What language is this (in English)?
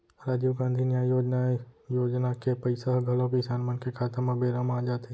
Chhattisgarhi